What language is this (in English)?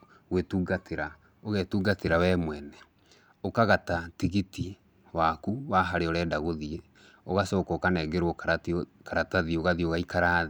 Kikuyu